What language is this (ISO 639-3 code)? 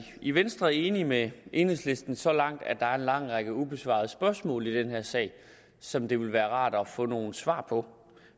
dan